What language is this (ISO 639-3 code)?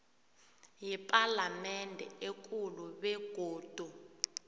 nbl